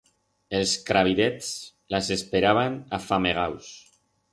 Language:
Aragonese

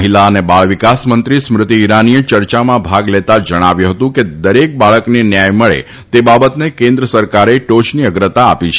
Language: Gujarati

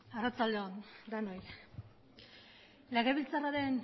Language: Basque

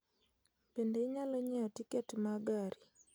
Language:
Luo (Kenya and Tanzania)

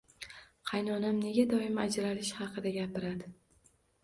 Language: Uzbek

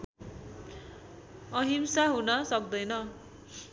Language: Nepali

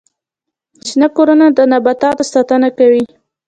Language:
Pashto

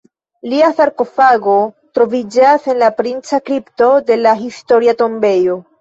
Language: Esperanto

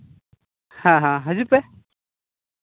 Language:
Santali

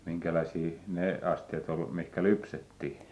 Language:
Finnish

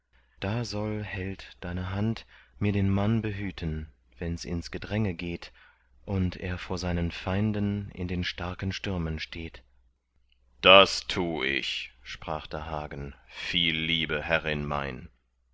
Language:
German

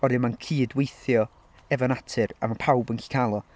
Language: Welsh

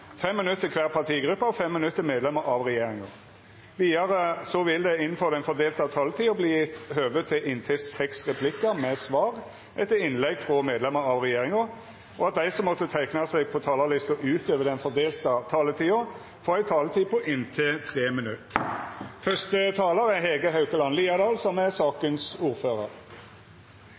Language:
Norwegian Nynorsk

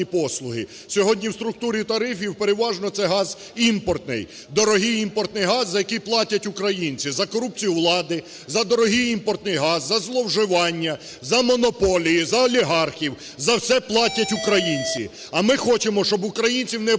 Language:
Ukrainian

